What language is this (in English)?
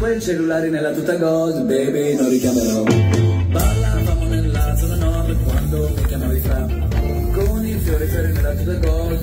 Italian